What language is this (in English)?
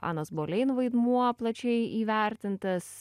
Lithuanian